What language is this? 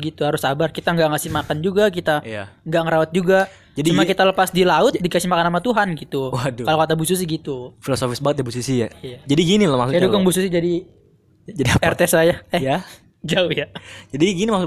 Indonesian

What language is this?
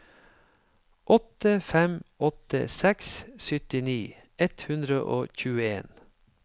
Norwegian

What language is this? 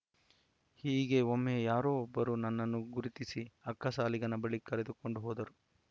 Kannada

